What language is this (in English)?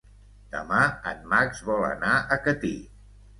Catalan